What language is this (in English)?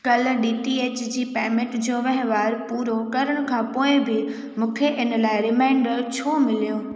Sindhi